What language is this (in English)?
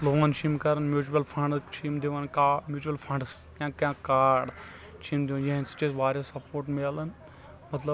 Kashmiri